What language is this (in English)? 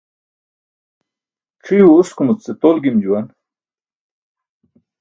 Burushaski